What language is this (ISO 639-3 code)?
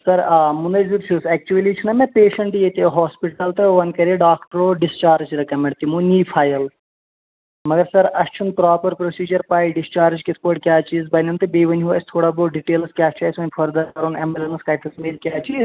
kas